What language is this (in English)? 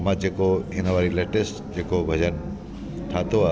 Sindhi